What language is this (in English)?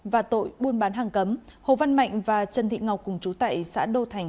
Vietnamese